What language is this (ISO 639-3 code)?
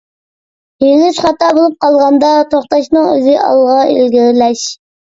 uig